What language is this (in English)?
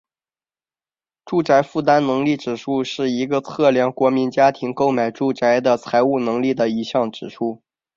Chinese